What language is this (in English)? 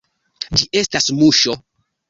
Esperanto